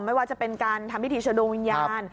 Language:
Thai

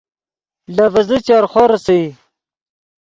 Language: Yidgha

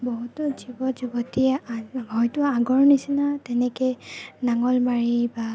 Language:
Assamese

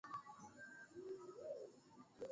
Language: Swahili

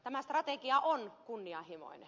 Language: Finnish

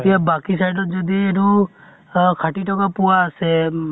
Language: Assamese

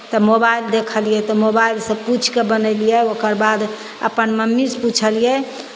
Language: Maithili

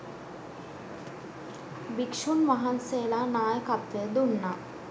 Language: Sinhala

